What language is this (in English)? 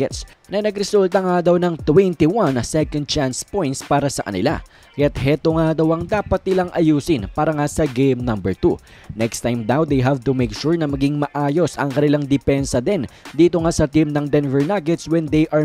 Filipino